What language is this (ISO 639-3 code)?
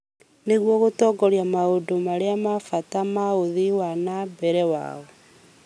kik